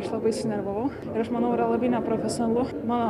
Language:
Lithuanian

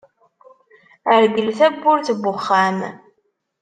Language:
Kabyle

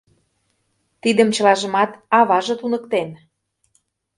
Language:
Mari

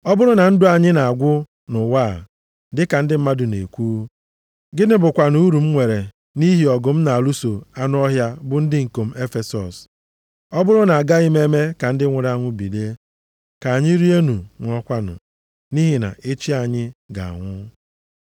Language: Igbo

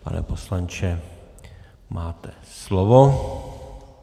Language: Czech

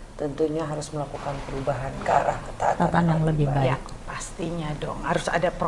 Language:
Indonesian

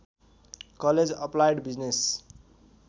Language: Nepali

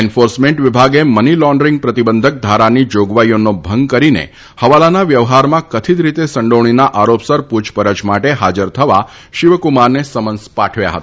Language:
Gujarati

